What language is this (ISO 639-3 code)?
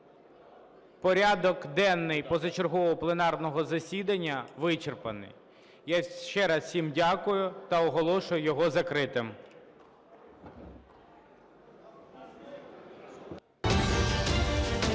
ukr